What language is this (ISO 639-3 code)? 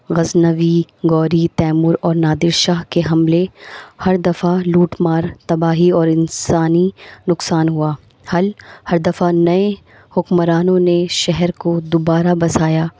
urd